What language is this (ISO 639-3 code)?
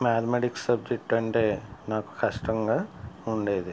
tel